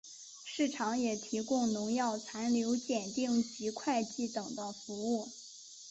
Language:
Chinese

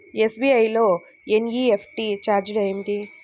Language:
Telugu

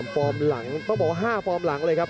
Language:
Thai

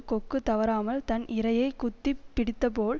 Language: Tamil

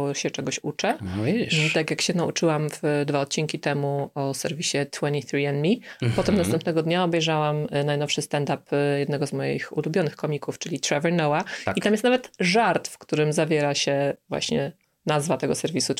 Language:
Polish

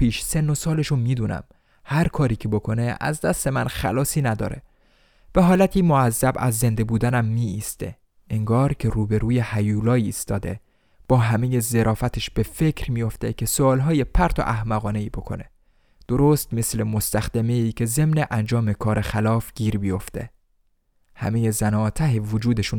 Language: Persian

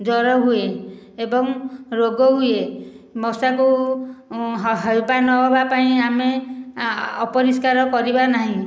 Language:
Odia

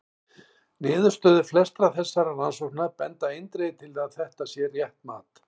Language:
Icelandic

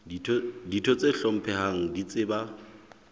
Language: Southern Sotho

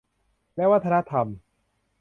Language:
Thai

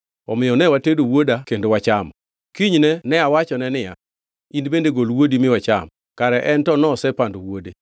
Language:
Luo (Kenya and Tanzania)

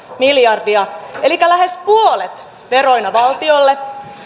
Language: Finnish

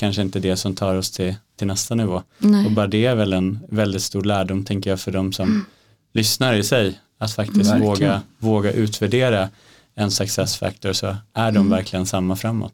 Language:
Swedish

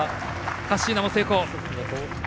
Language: Japanese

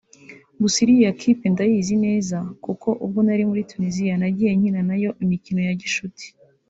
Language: Kinyarwanda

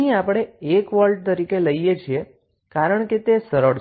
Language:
Gujarati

